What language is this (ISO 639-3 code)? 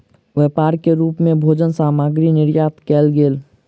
mai